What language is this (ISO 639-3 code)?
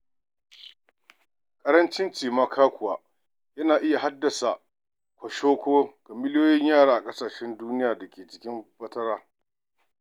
hau